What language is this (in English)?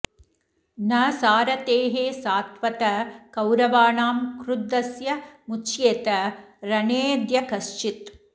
Sanskrit